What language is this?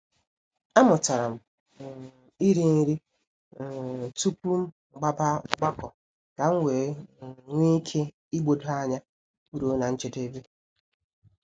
Igbo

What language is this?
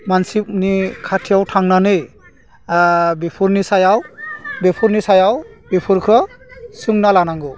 Bodo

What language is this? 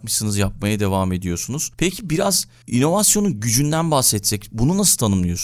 Turkish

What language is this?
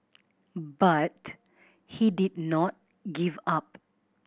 English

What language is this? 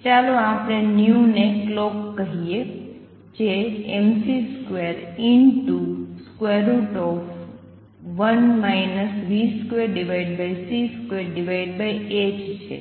Gujarati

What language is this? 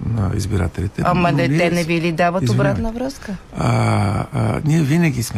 Bulgarian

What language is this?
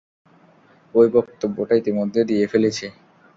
Bangla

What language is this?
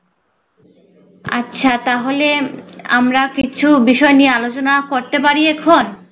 Bangla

